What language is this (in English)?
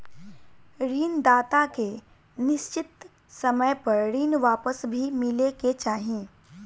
Bhojpuri